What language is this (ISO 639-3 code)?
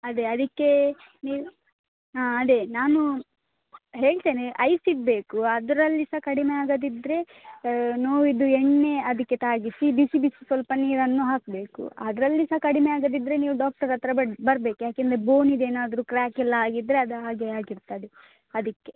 kan